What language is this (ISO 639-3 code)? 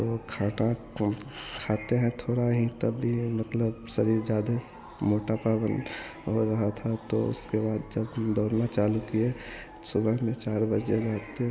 hin